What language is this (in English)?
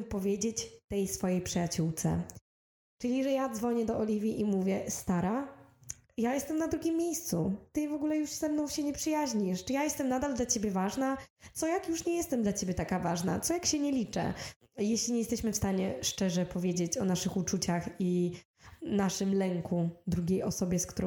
Polish